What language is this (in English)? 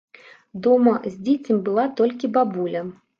Belarusian